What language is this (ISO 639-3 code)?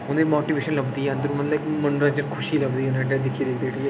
doi